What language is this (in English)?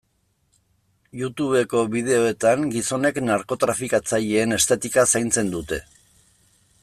Basque